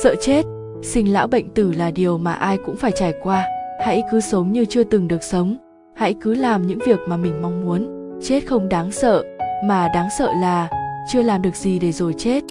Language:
Vietnamese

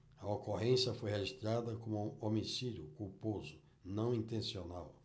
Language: Portuguese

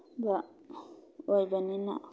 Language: Manipuri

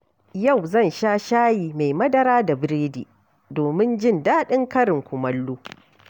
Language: Hausa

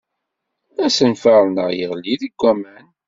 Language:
Kabyle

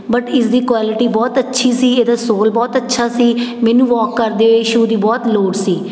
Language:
Punjabi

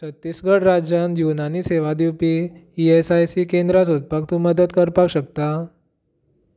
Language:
Konkani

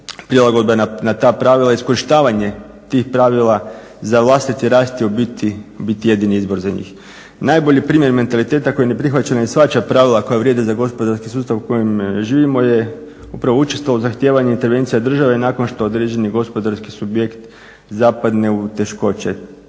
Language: Croatian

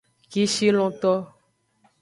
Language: Aja (Benin)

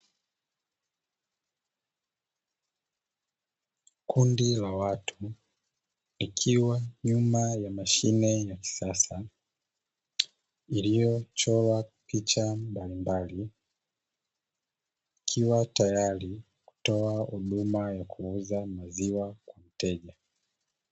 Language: Swahili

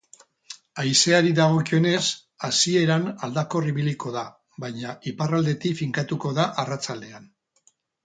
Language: Basque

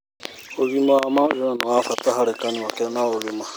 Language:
Kikuyu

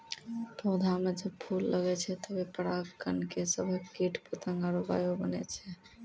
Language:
Maithili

